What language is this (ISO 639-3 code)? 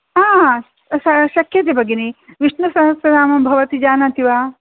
san